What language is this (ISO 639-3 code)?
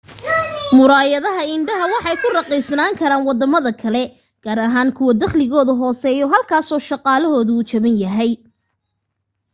som